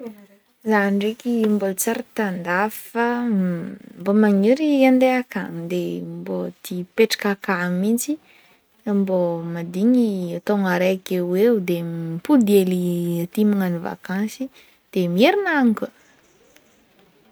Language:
Northern Betsimisaraka Malagasy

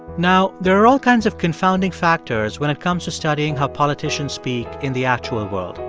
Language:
English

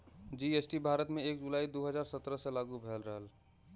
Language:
Bhojpuri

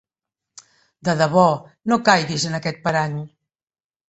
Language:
Catalan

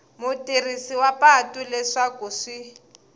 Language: Tsonga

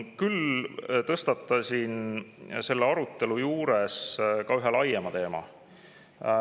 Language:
Estonian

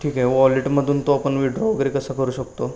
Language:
Marathi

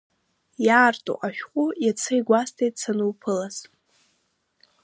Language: Abkhazian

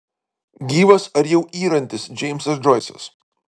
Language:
Lithuanian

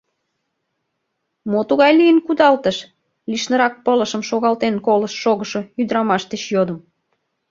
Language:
Mari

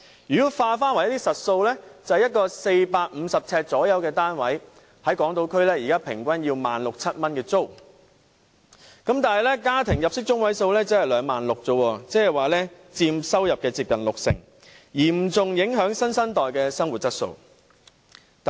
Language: Cantonese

